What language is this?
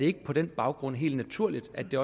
Danish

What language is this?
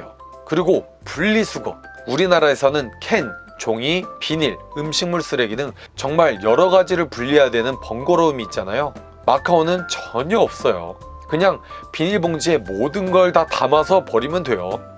Korean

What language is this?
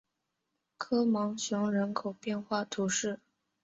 Chinese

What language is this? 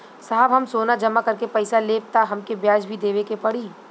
Bhojpuri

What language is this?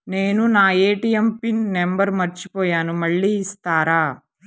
Telugu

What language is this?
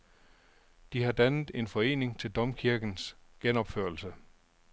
Danish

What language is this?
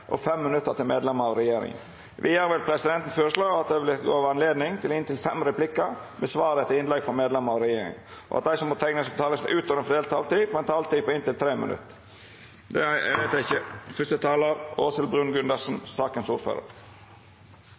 Norwegian Nynorsk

